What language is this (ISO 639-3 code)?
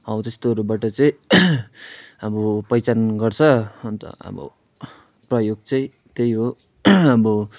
nep